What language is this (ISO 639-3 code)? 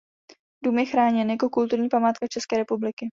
ces